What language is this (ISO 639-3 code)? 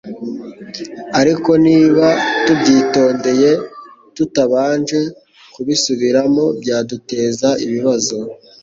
kin